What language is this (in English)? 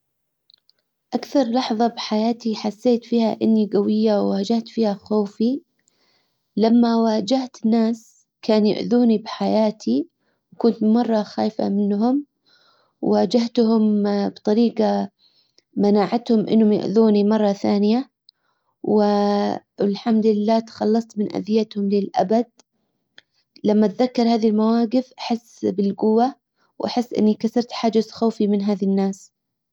Hijazi Arabic